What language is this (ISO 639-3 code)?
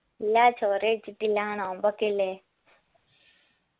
mal